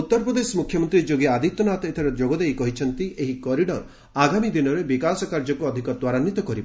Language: Odia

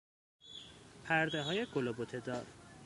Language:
Persian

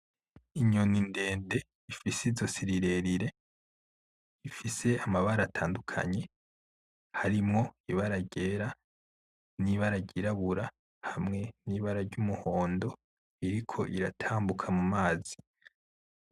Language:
Rundi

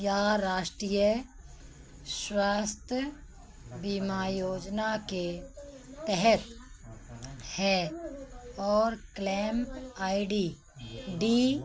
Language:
Hindi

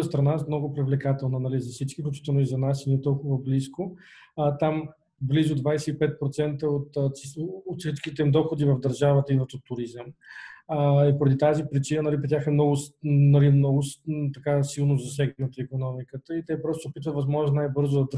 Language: Bulgarian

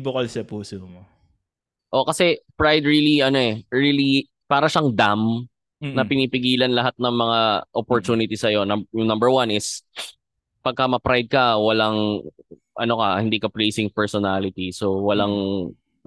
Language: Filipino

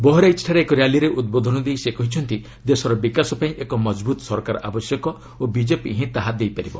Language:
Odia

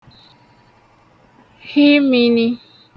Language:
Igbo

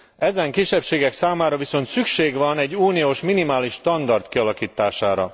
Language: Hungarian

